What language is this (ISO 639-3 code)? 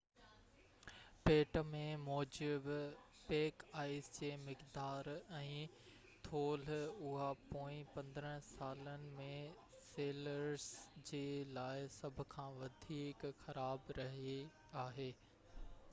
snd